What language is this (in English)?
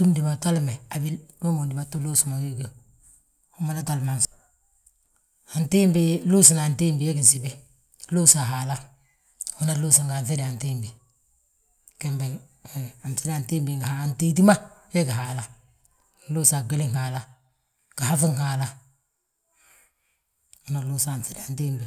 Balanta-Ganja